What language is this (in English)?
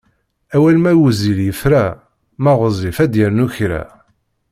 Kabyle